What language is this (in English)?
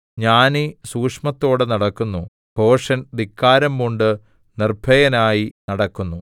Malayalam